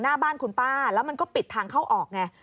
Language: Thai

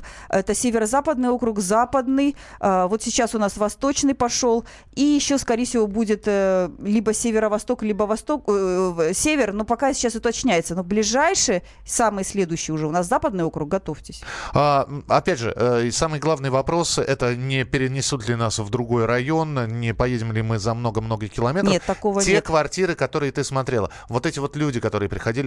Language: Russian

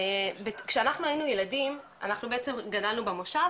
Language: Hebrew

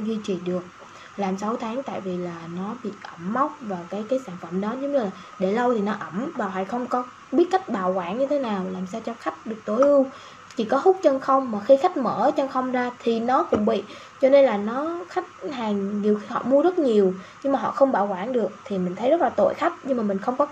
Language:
Vietnamese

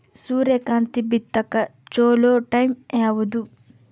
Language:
Kannada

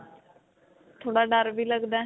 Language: Punjabi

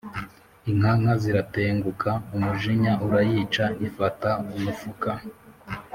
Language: Kinyarwanda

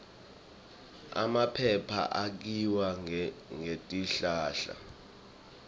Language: Swati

